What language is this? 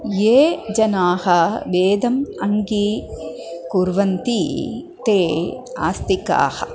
Sanskrit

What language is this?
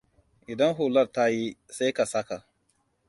Hausa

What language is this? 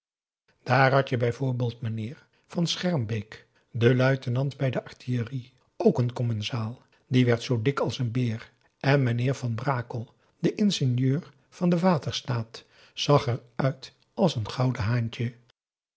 Dutch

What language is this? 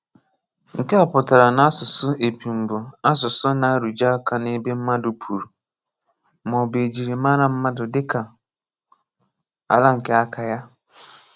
Igbo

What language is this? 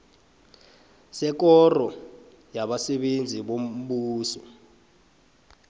South Ndebele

